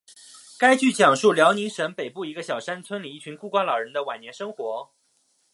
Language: Chinese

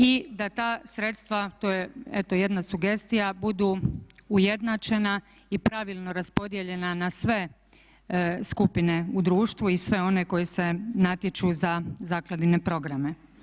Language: Croatian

